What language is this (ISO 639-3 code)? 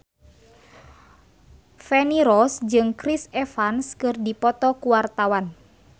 sun